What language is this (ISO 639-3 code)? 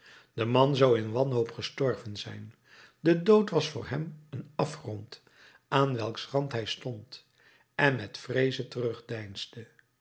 nld